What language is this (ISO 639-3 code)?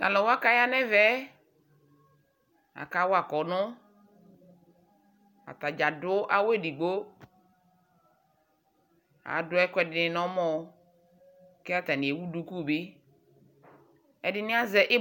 kpo